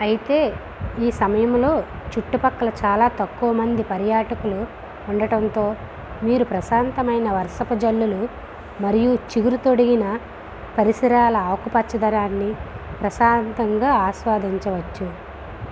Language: Telugu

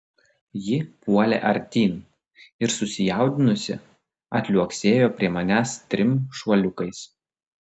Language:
Lithuanian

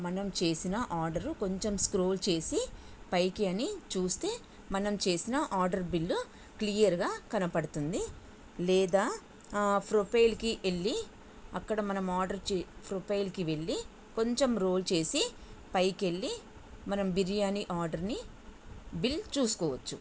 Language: Telugu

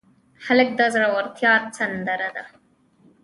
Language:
Pashto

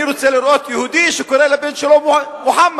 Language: Hebrew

